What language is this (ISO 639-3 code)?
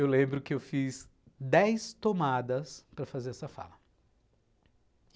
por